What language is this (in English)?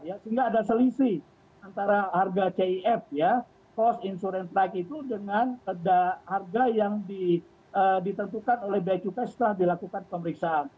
Indonesian